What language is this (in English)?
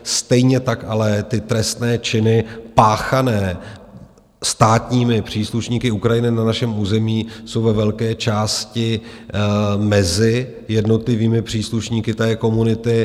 Czech